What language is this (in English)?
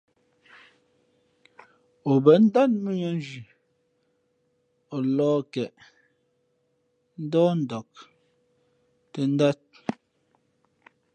Fe'fe'